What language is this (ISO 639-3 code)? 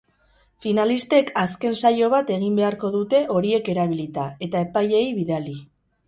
eus